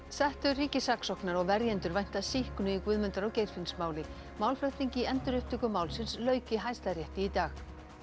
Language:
Icelandic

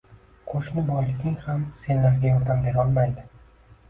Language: Uzbek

